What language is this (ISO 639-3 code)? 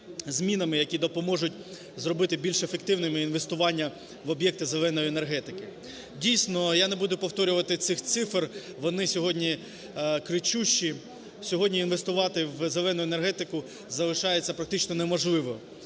ukr